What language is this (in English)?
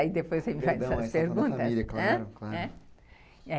Portuguese